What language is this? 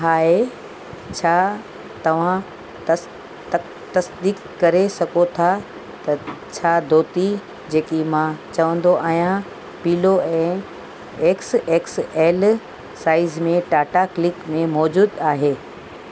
Sindhi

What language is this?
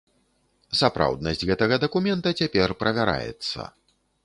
Belarusian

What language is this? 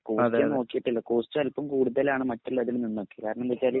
Malayalam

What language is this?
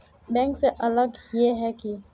Magahi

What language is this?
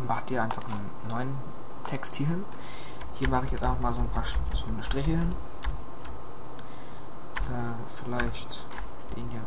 German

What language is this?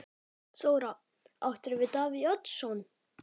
Icelandic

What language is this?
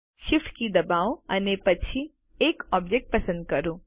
Gujarati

